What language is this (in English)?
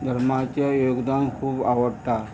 Konkani